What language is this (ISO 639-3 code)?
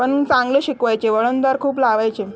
mar